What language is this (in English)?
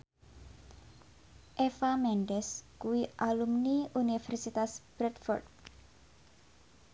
Javanese